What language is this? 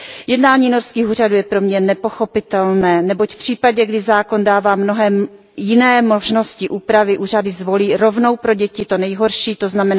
Czech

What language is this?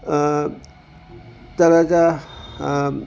Sindhi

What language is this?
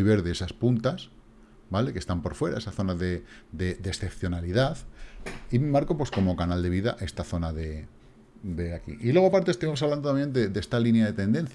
Spanish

